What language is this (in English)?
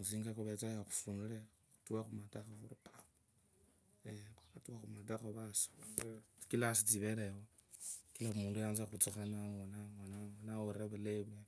Kabras